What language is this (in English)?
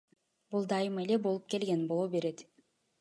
Kyrgyz